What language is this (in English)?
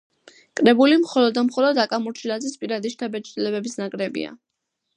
Georgian